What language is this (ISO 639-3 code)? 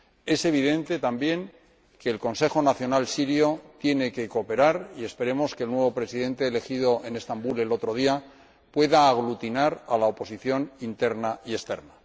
spa